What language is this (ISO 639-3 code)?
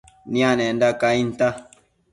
mcf